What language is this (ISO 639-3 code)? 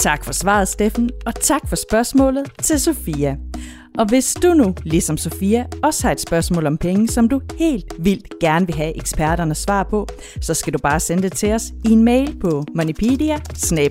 dan